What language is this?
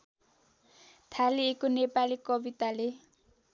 Nepali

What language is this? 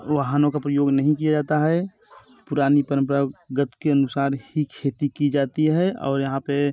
Hindi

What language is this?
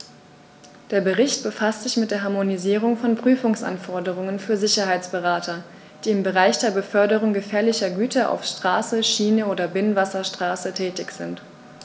German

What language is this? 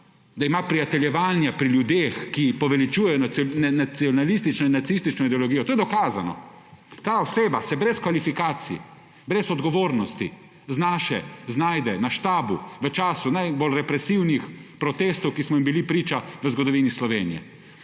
Slovenian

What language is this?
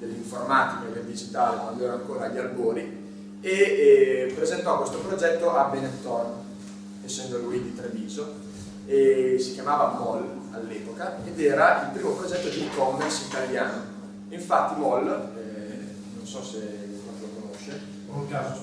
Italian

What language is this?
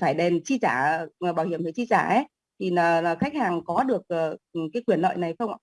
Vietnamese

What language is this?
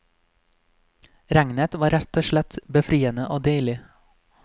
Norwegian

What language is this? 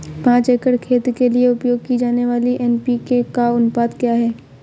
Hindi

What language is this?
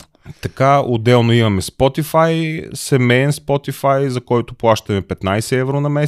Bulgarian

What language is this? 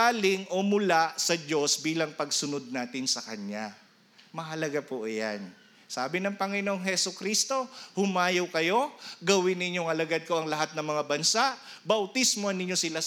Filipino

